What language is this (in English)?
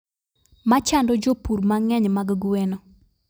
Luo (Kenya and Tanzania)